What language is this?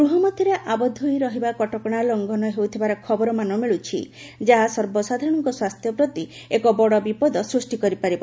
Odia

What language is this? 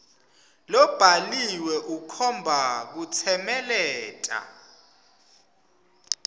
Swati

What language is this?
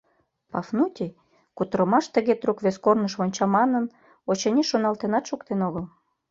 Mari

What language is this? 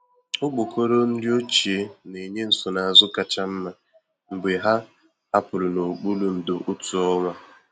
Igbo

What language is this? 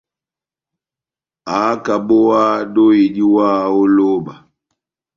Batanga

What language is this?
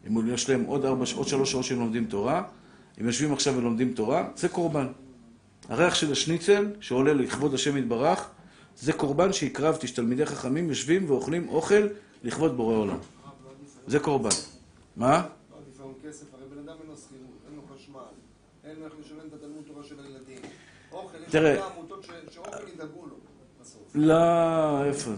Hebrew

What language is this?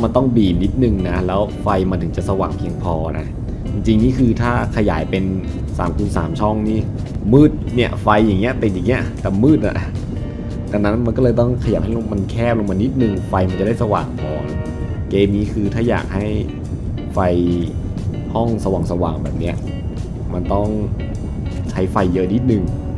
Thai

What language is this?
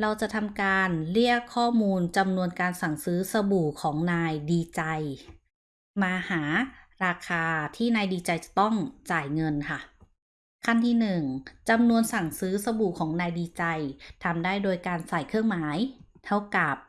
Thai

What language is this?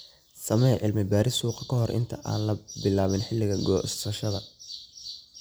Somali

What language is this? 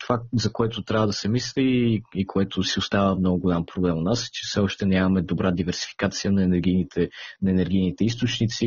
Bulgarian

